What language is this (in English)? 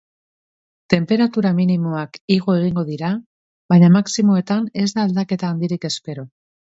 Basque